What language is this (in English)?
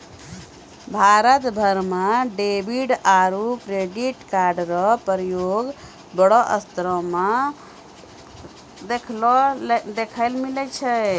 Maithili